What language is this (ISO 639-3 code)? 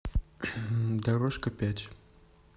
rus